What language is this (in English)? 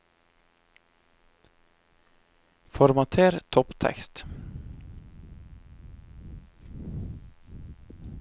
Norwegian